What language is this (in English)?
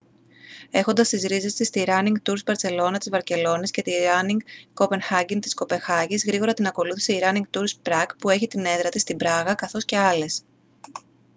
Greek